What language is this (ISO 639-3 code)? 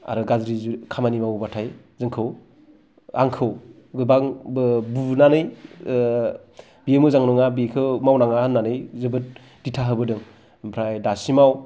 brx